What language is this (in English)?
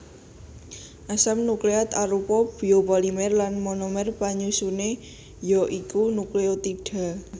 Javanese